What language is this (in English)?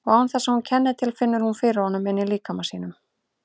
Icelandic